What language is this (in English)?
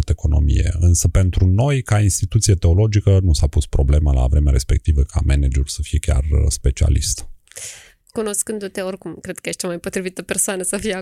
Romanian